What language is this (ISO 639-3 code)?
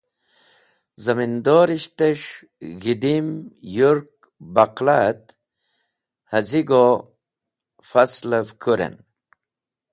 wbl